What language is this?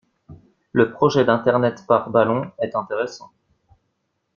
French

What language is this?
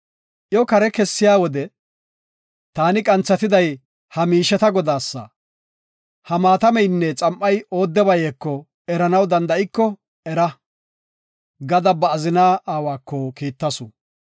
Gofa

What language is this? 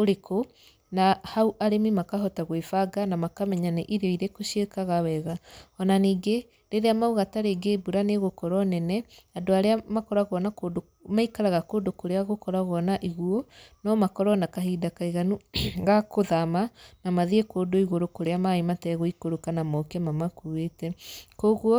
Kikuyu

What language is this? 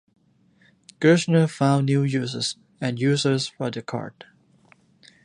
English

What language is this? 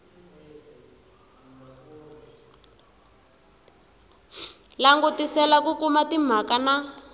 Tsonga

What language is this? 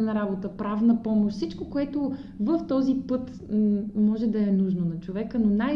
Bulgarian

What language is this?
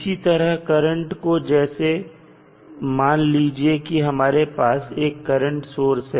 Hindi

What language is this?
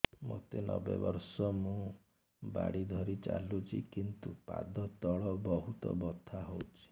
Odia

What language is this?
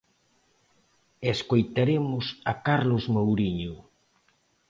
Galician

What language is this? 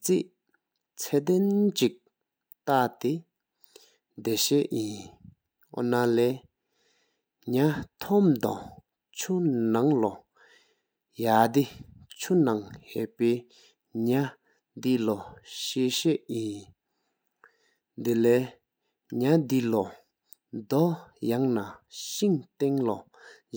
Sikkimese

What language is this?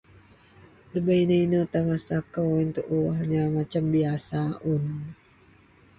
Central Melanau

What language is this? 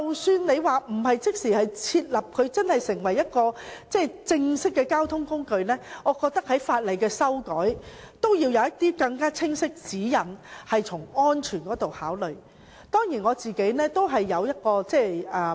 Cantonese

